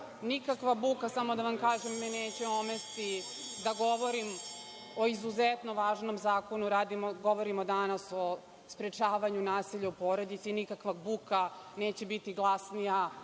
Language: Serbian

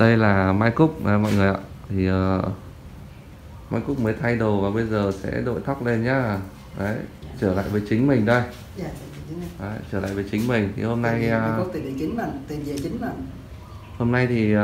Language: Vietnamese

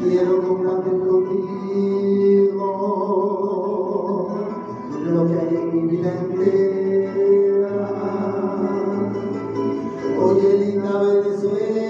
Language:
Arabic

